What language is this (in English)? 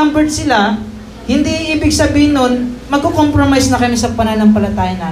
Filipino